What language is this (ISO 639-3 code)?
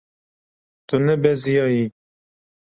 kur